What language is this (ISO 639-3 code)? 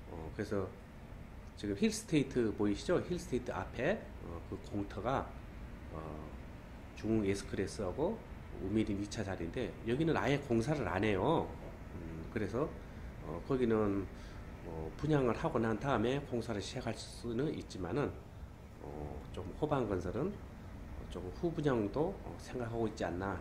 kor